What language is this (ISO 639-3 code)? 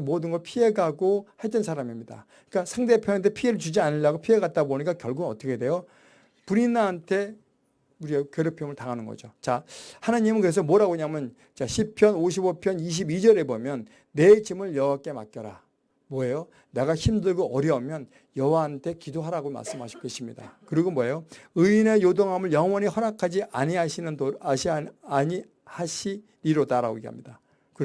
kor